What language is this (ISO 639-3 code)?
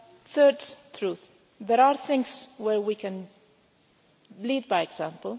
eng